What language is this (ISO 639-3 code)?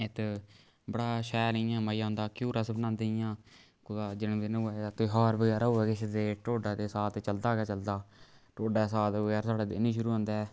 doi